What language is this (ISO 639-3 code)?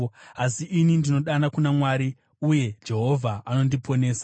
sna